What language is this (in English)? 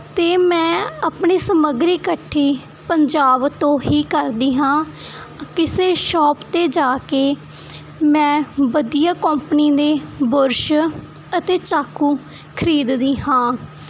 Punjabi